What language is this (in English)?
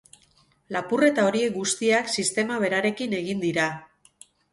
Basque